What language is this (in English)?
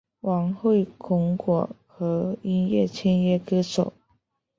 Chinese